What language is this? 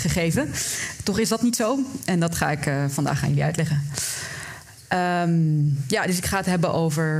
Dutch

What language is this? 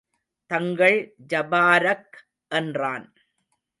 Tamil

